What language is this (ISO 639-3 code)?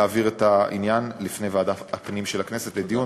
heb